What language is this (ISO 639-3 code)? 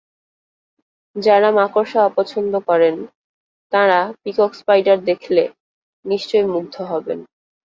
ben